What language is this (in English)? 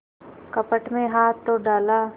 Hindi